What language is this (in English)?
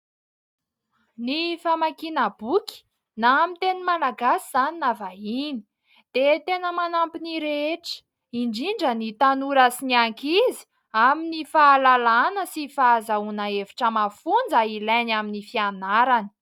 Malagasy